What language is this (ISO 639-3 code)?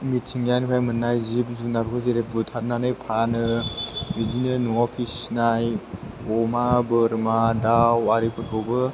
brx